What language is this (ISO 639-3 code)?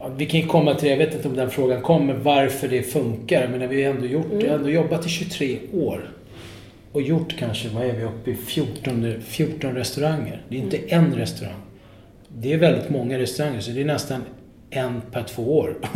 swe